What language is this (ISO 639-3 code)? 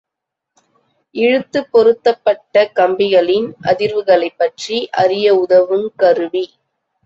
tam